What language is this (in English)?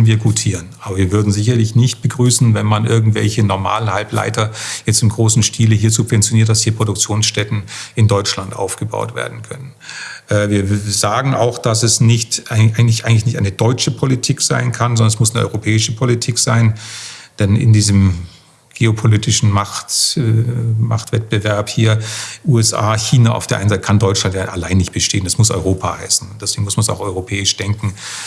German